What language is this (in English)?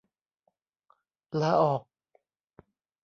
Thai